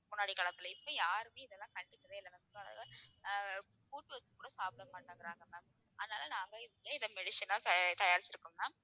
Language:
Tamil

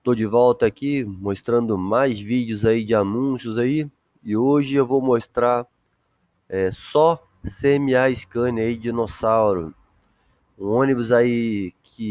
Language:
Portuguese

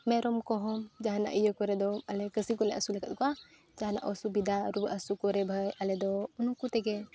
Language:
Santali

